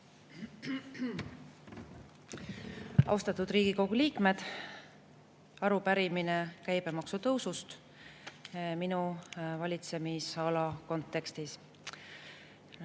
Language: Estonian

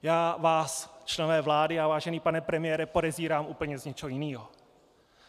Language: Czech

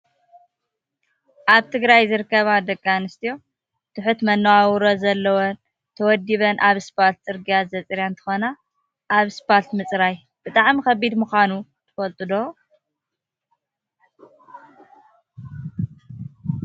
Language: Tigrinya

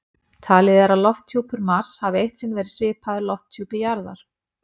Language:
Icelandic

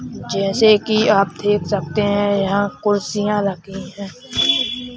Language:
Hindi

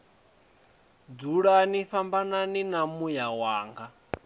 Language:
Venda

